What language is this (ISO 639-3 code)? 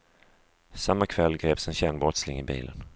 swe